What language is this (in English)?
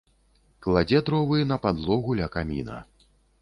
Belarusian